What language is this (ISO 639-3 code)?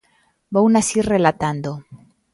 glg